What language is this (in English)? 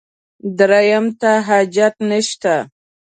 Pashto